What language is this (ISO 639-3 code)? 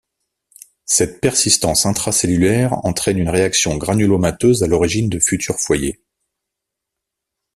fra